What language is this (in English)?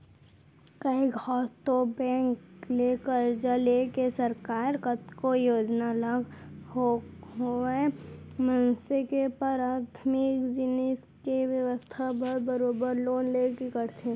Chhattisgarhi